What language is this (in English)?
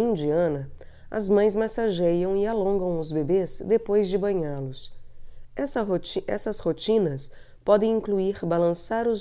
Portuguese